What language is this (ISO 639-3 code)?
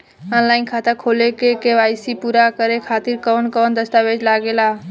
bho